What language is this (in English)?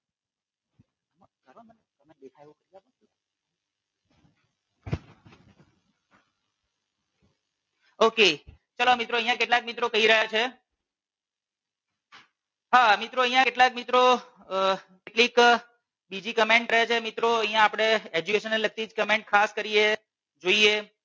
Gujarati